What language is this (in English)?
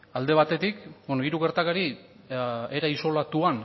Basque